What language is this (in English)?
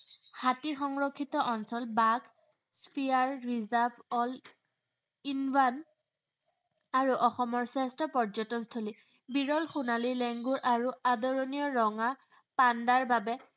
Assamese